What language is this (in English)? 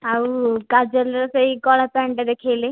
Odia